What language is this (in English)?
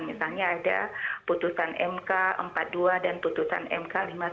Indonesian